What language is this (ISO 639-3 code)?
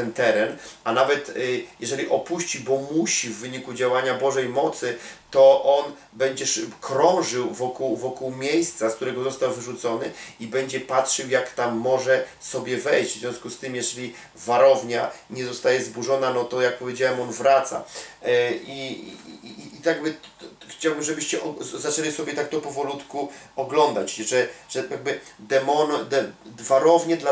pol